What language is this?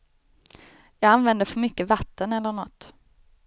Swedish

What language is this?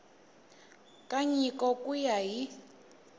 Tsonga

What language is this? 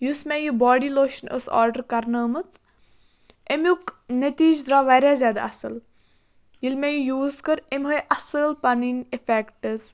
Kashmiri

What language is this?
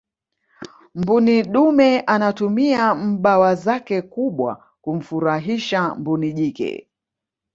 Swahili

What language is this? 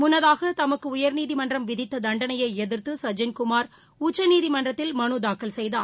Tamil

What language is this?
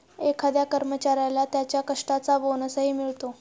Marathi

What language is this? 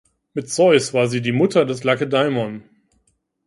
German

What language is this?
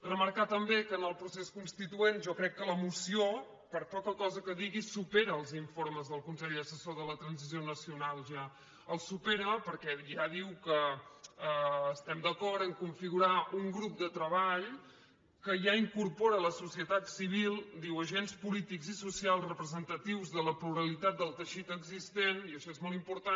Catalan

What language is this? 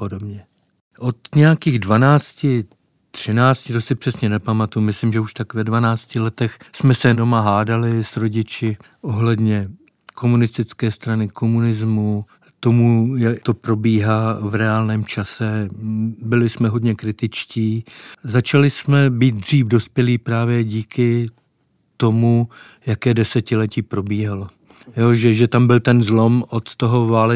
Czech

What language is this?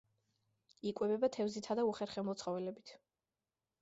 Georgian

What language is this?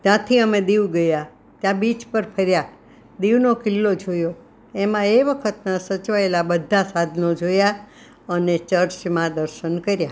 Gujarati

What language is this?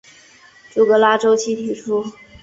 Chinese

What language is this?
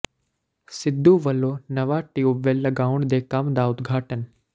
Punjabi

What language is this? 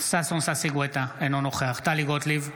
Hebrew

